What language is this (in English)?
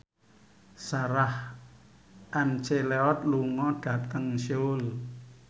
Javanese